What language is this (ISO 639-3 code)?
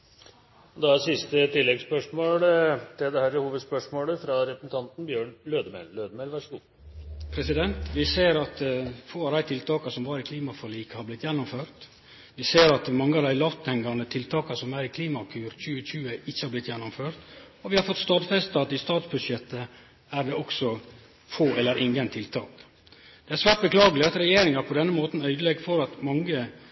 nno